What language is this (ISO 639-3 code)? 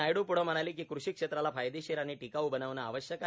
mar